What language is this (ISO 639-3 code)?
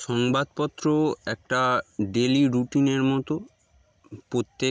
ben